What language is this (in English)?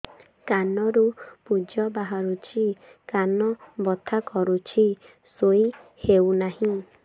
Odia